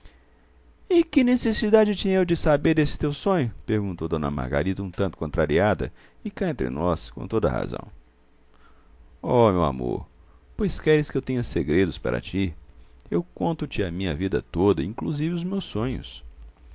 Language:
Portuguese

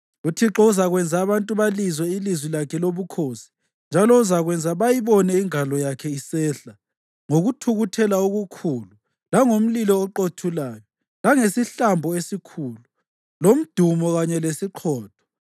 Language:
North Ndebele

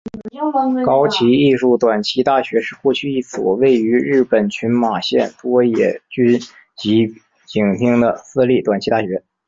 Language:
Chinese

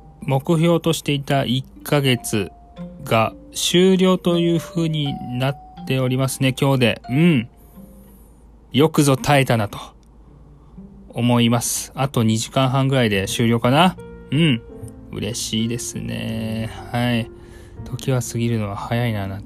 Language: Japanese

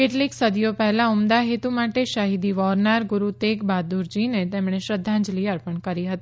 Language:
Gujarati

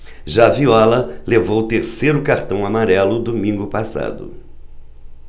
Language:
Portuguese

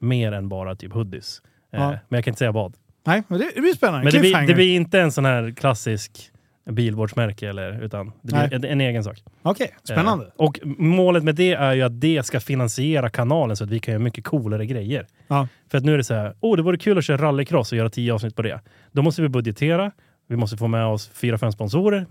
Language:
Swedish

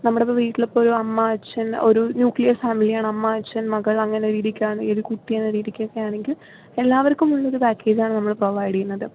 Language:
Malayalam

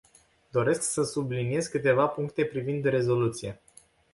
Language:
Romanian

